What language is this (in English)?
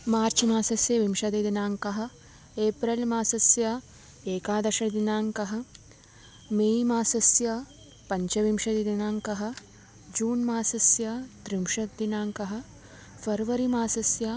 Sanskrit